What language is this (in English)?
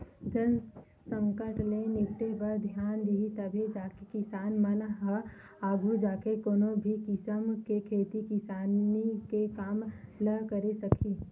Chhattisgarhi